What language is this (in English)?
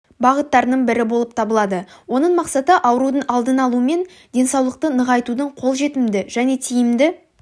Kazakh